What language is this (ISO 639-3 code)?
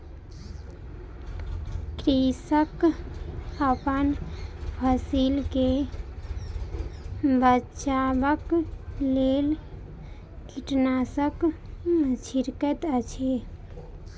mai